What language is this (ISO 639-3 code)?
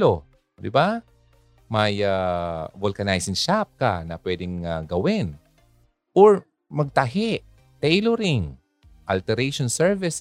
fil